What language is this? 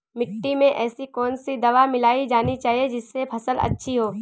Hindi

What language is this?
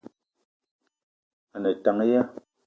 Eton (Cameroon)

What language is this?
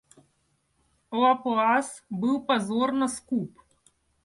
Russian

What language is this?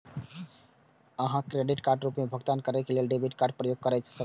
Maithili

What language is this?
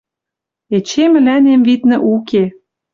Western Mari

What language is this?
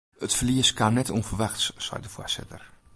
Western Frisian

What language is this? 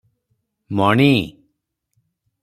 Odia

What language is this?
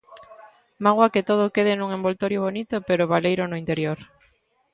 Galician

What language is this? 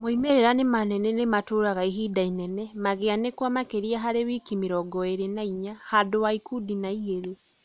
Kikuyu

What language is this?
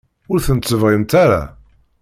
Kabyle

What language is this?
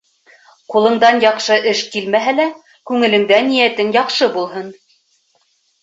Bashkir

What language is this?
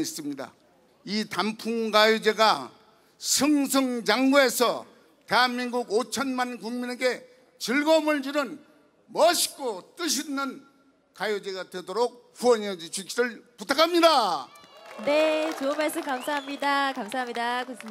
Korean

